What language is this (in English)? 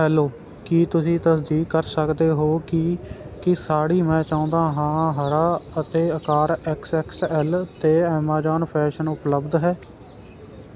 Punjabi